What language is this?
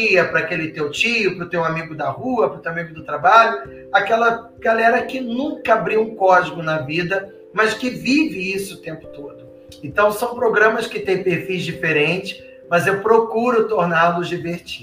Portuguese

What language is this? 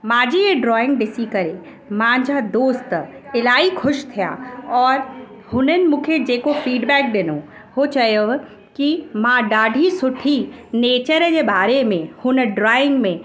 Sindhi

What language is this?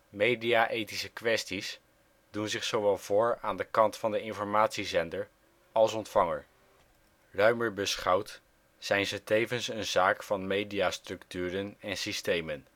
Dutch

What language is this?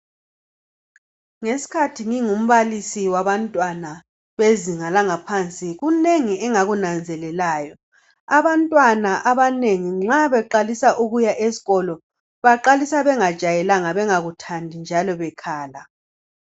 North Ndebele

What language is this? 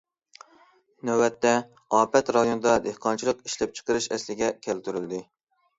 Uyghur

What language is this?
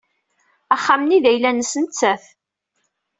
Kabyle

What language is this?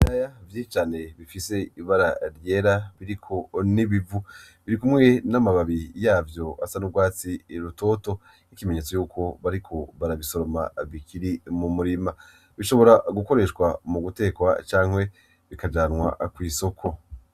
Rundi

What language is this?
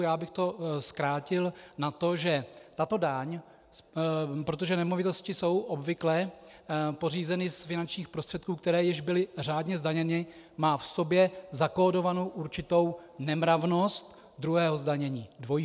Czech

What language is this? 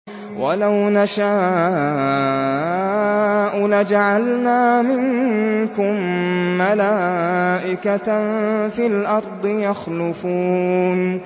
Arabic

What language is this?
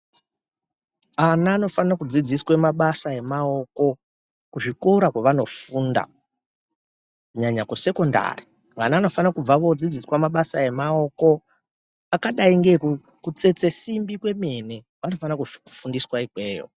Ndau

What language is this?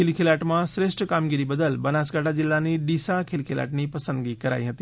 Gujarati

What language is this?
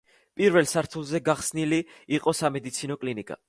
Georgian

